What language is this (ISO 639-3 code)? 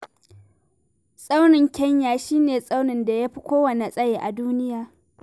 hau